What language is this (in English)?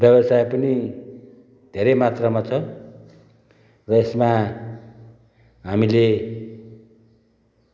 Nepali